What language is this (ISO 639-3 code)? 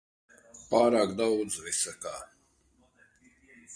lav